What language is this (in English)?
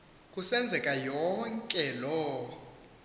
Xhosa